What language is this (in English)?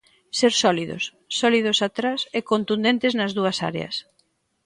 Galician